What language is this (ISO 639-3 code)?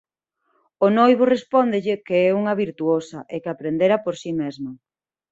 glg